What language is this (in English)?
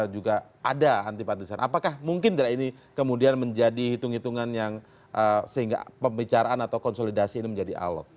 Indonesian